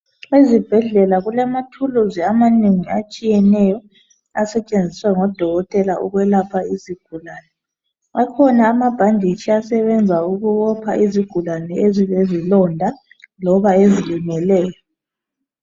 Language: North Ndebele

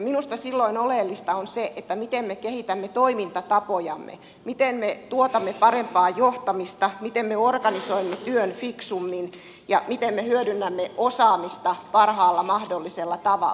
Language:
Finnish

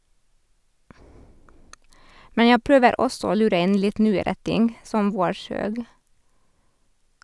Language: Norwegian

